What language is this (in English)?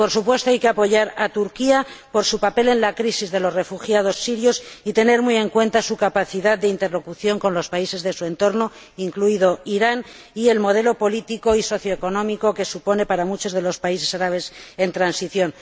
Spanish